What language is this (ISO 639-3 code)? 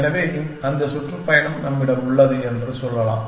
tam